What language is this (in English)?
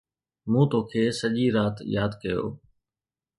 Sindhi